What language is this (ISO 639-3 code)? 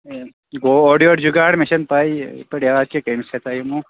kas